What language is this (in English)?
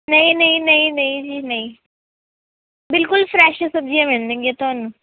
Punjabi